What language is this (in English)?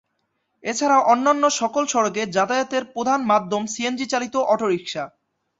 Bangla